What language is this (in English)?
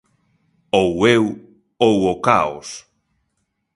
Galician